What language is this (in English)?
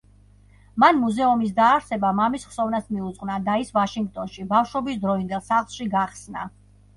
Georgian